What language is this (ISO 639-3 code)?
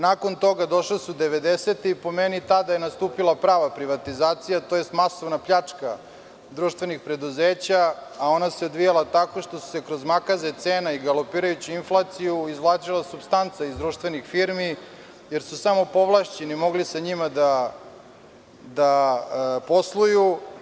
srp